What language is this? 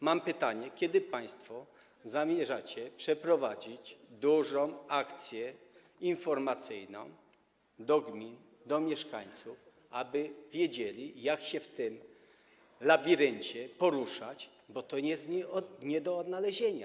Polish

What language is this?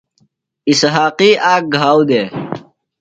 Phalura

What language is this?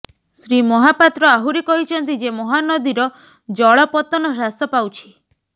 Odia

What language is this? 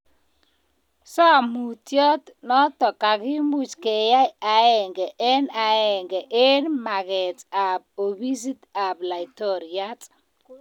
Kalenjin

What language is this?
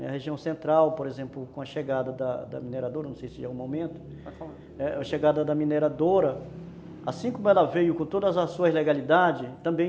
Portuguese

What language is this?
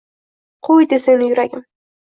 Uzbek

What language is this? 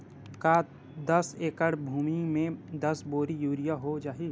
Chhattisgarhi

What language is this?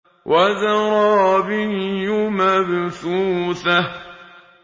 Arabic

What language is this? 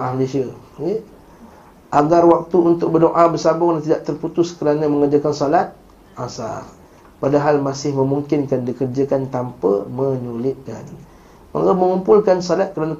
Malay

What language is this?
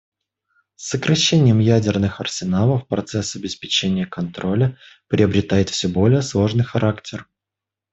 Russian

